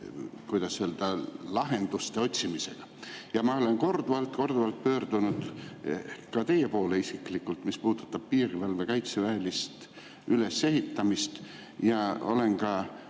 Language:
Estonian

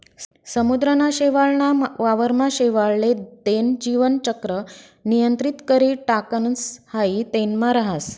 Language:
Marathi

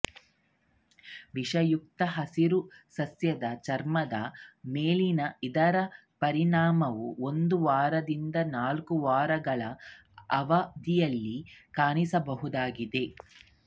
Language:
Kannada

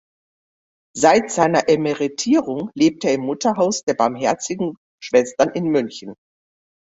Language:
German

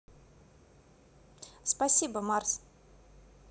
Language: Russian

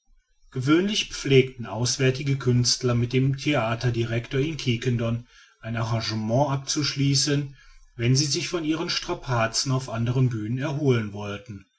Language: German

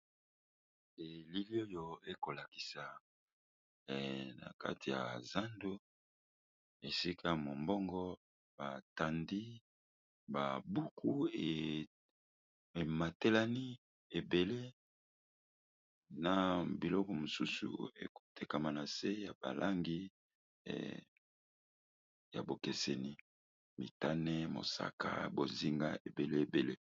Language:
Lingala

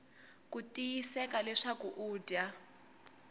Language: Tsonga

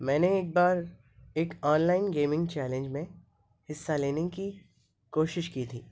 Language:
Urdu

